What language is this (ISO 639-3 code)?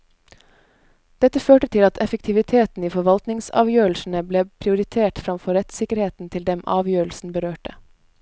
nor